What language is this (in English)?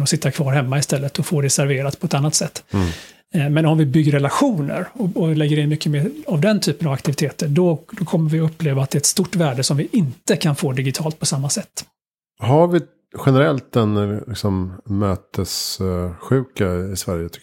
Swedish